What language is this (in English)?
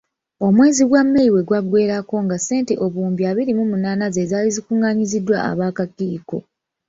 Ganda